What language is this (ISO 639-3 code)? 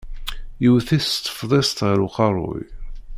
kab